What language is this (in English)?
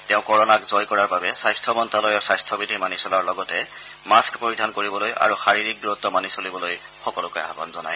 Assamese